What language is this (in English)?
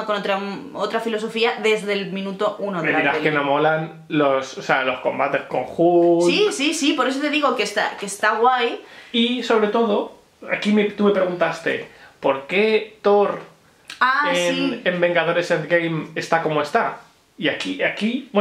Spanish